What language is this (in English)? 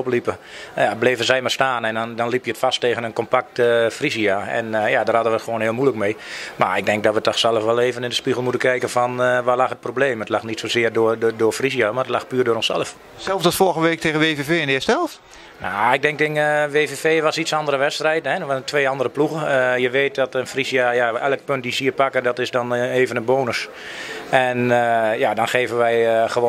Dutch